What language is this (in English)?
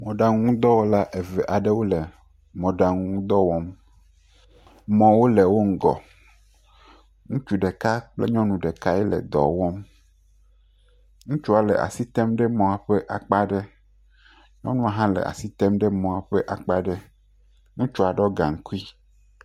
Ewe